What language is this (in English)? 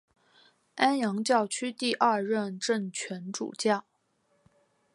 Chinese